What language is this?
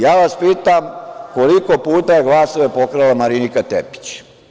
Serbian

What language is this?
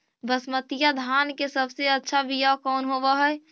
Magahi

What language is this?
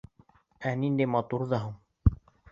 Bashkir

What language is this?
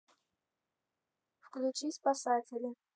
Russian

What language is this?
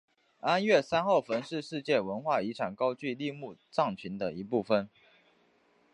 Chinese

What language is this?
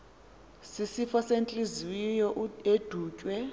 Xhosa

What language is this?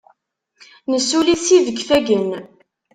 Kabyle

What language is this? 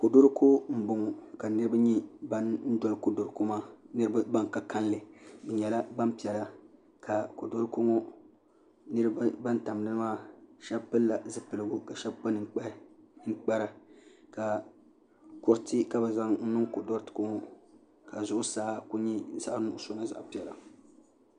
Dagbani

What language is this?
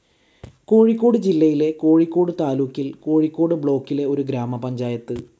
Malayalam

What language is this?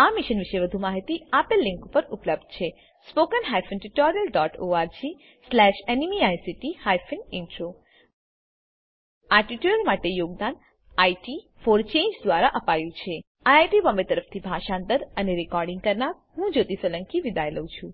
Gujarati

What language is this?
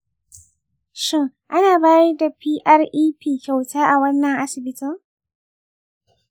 Hausa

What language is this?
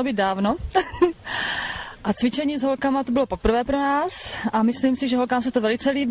Czech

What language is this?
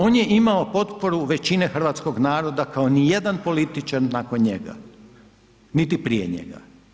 Croatian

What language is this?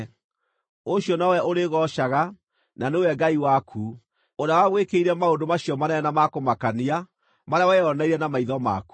Kikuyu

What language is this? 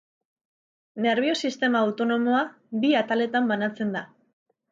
Basque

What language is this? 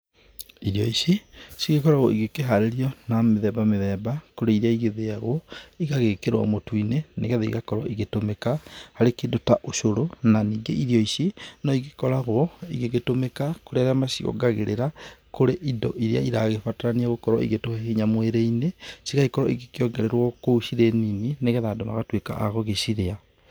Kikuyu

